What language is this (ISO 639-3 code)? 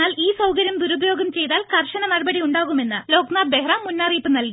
mal